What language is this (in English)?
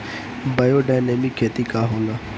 Bhojpuri